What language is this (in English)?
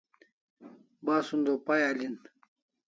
Kalasha